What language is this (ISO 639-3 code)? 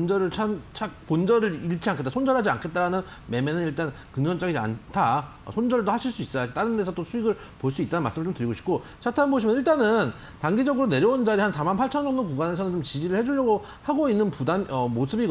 kor